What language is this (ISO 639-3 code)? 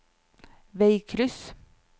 nor